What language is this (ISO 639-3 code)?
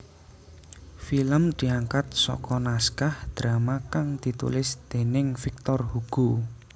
jav